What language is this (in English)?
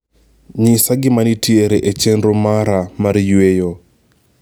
Luo (Kenya and Tanzania)